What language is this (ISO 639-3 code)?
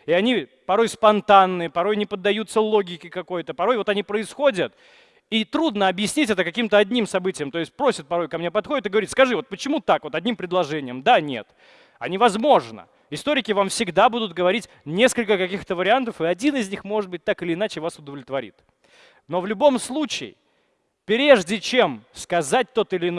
rus